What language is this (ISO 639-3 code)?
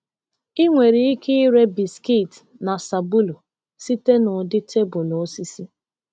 ibo